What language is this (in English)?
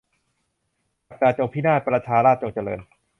Thai